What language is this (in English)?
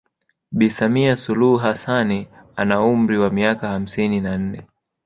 Swahili